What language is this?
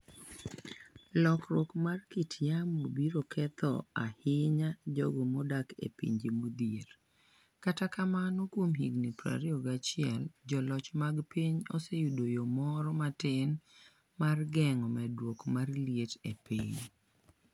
Luo (Kenya and Tanzania)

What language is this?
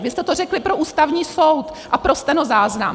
Czech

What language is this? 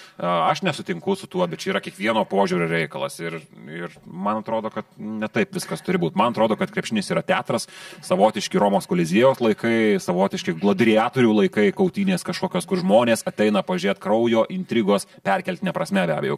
Lithuanian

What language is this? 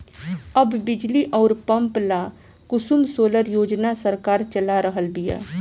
Bhojpuri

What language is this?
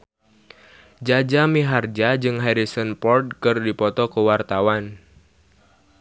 Sundanese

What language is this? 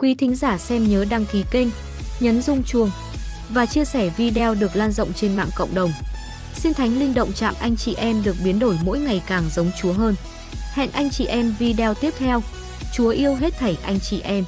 Vietnamese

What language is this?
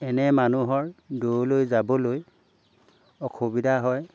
Assamese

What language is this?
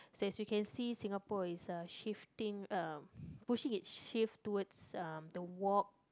English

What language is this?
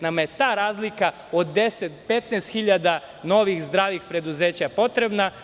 Serbian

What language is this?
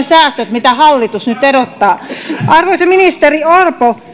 Finnish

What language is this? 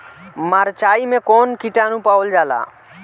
Bhojpuri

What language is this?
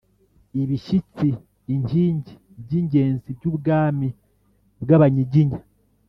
Kinyarwanda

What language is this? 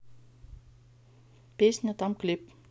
Russian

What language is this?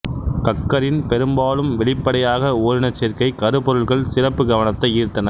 Tamil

